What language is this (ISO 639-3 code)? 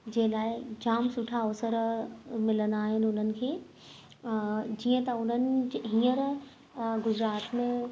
snd